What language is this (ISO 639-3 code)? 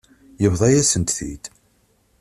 kab